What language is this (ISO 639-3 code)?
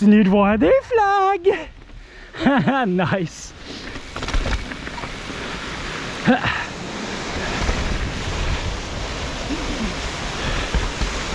fra